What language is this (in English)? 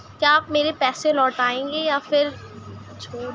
Urdu